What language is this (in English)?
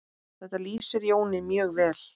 Icelandic